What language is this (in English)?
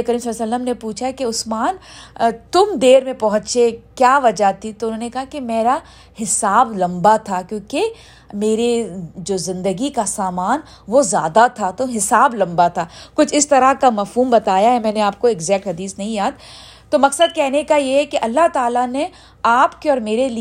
Urdu